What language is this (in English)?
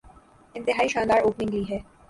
Urdu